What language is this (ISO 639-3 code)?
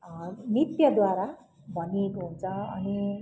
nep